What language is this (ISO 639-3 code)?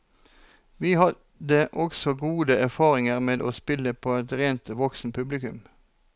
nor